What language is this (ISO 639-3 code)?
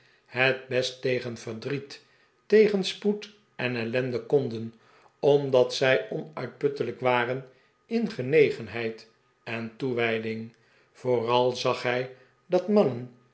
nld